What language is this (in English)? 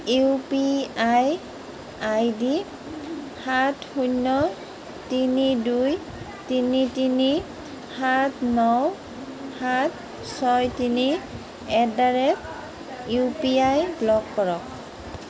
Assamese